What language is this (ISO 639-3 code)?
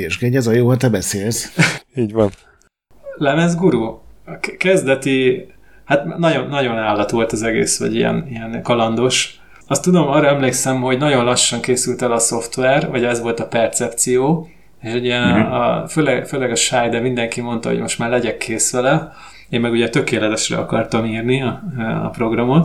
hun